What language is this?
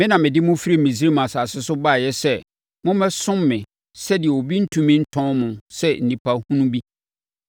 Akan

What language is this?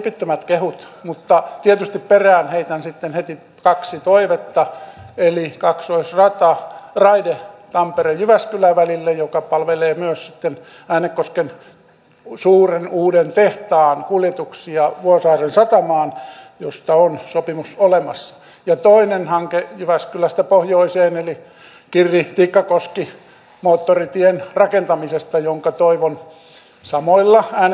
Finnish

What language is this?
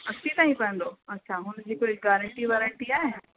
Sindhi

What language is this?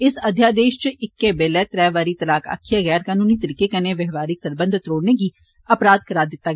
Dogri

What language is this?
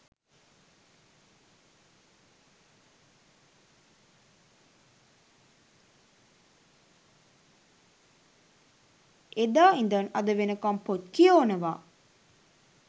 Sinhala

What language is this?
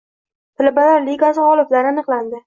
Uzbek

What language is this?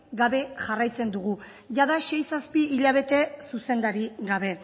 Basque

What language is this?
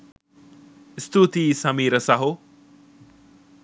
Sinhala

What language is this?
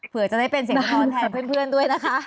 Thai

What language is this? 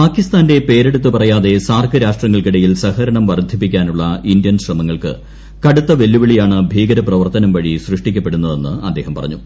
Malayalam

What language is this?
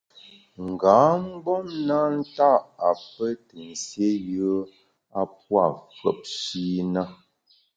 Bamun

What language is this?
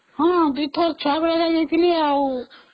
Odia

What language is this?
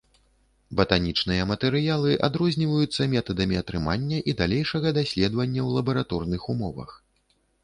Belarusian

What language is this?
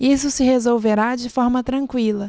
Portuguese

